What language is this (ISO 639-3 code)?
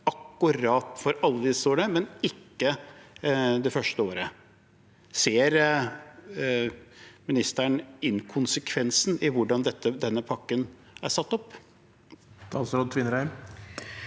nor